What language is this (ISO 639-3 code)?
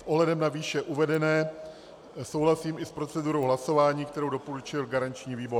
ces